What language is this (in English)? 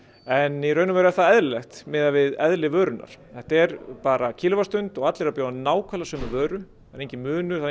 Icelandic